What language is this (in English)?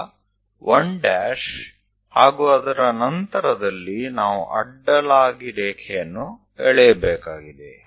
Kannada